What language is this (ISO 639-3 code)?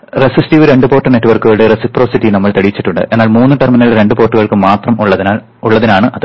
mal